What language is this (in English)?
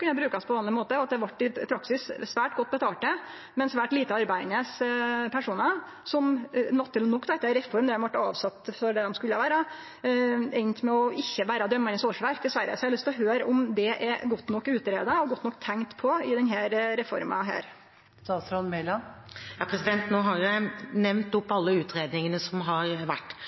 Norwegian